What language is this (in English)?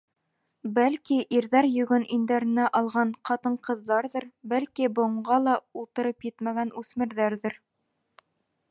Bashkir